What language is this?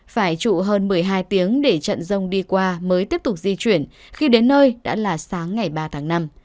Vietnamese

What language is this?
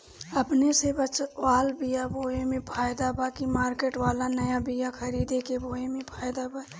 Bhojpuri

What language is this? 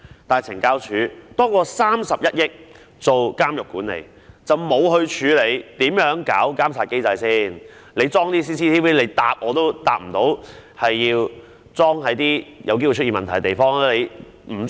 Cantonese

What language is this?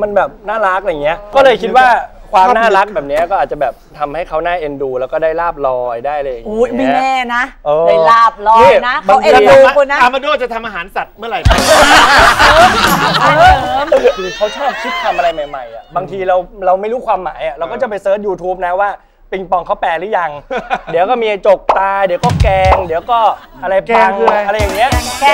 Thai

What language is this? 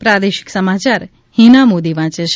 Gujarati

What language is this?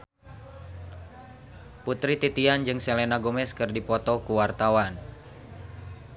Sundanese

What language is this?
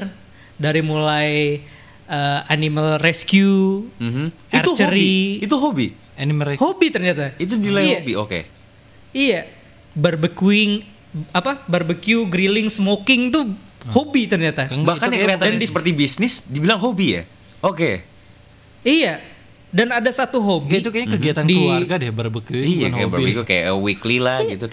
Indonesian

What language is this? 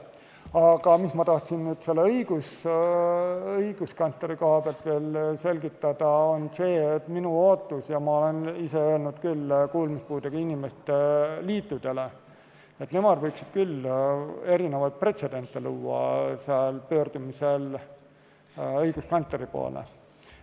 Estonian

